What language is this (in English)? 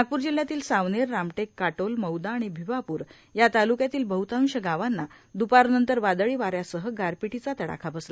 Marathi